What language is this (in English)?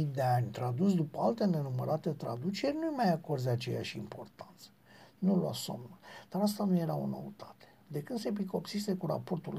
Romanian